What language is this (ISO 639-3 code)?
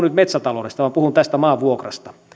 fin